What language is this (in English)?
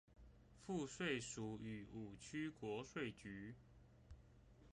Chinese